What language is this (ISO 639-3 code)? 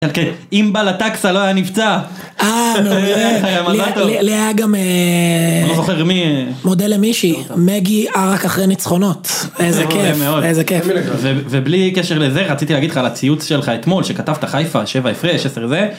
heb